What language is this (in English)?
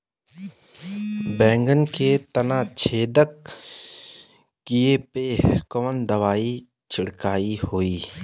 Bhojpuri